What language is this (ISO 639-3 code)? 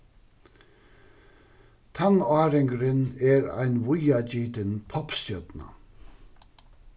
fao